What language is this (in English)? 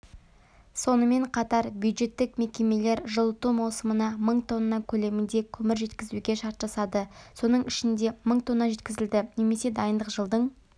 Kazakh